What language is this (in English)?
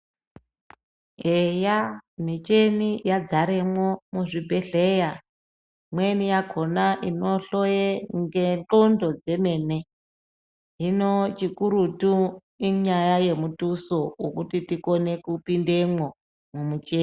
Ndau